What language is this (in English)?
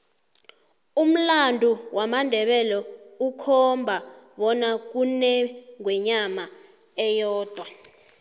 South Ndebele